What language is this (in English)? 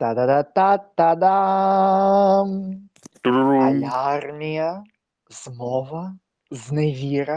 Ukrainian